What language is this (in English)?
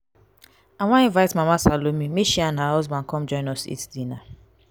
Nigerian Pidgin